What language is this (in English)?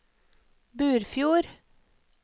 Norwegian